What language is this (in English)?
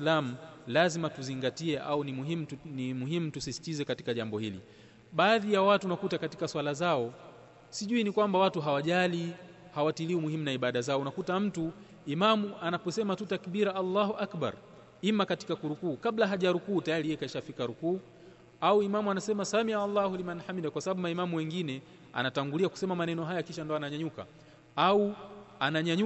Swahili